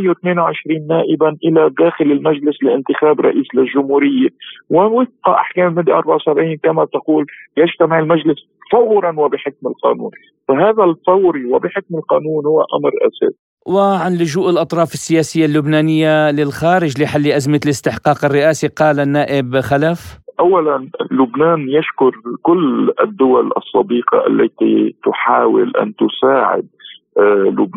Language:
Arabic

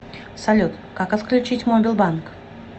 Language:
Russian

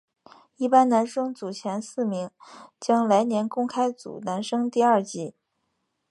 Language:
Chinese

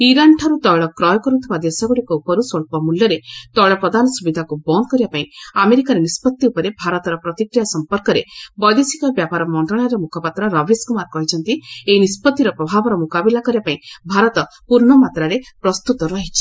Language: Odia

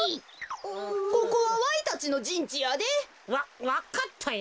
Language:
Japanese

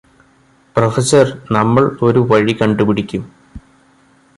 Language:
Malayalam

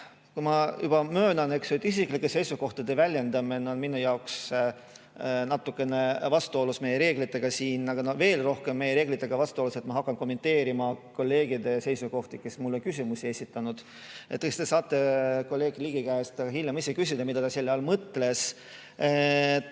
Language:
Estonian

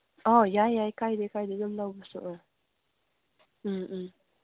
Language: Manipuri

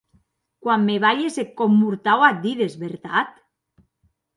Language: Occitan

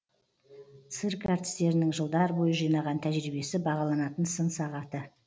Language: Kazakh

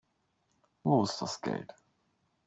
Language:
German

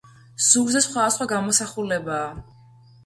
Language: Georgian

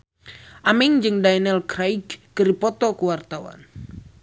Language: Sundanese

